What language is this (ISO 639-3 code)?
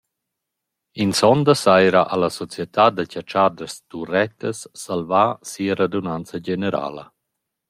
roh